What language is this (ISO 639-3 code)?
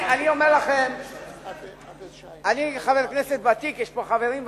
heb